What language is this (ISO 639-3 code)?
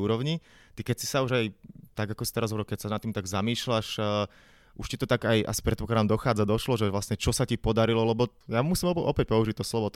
slk